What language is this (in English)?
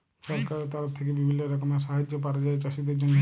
Bangla